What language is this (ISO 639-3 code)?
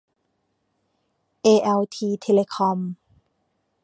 tha